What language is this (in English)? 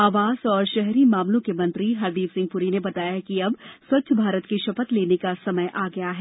Hindi